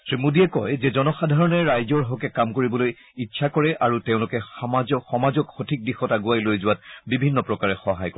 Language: Assamese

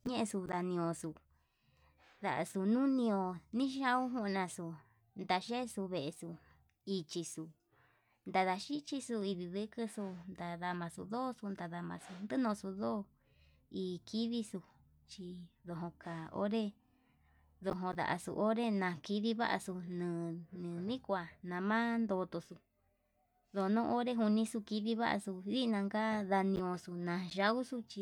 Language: Yutanduchi Mixtec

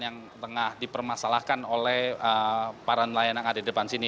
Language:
Indonesian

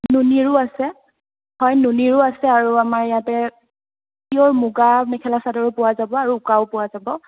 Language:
Assamese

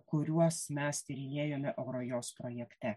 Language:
Lithuanian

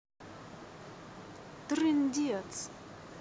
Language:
Russian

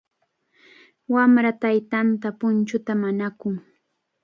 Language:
Cajatambo North Lima Quechua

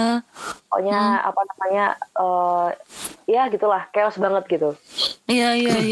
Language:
Indonesian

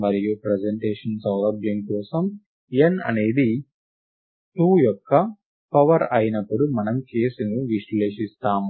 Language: Telugu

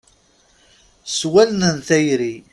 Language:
Kabyle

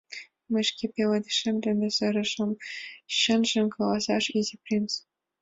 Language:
Mari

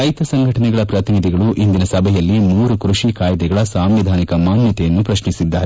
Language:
Kannada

